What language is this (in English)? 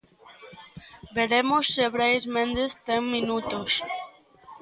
Galician